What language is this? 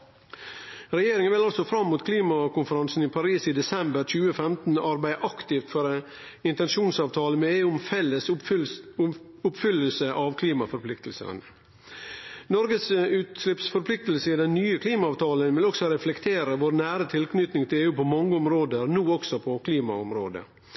Norwegian Nynorsk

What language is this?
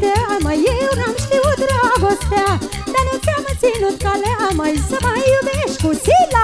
Romanian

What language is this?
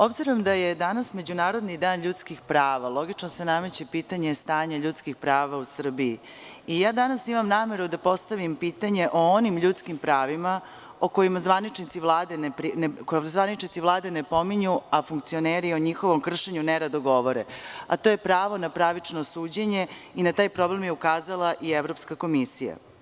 Serbian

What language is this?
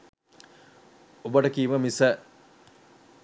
Sinhala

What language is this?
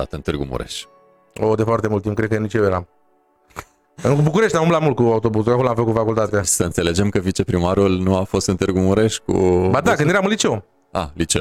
Romanian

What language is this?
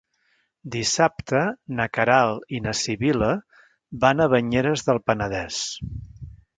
Catalan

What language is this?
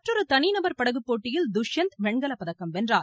Tamil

